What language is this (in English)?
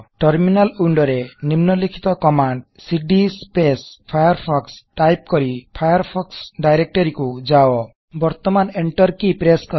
Odia